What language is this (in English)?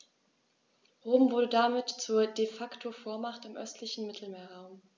German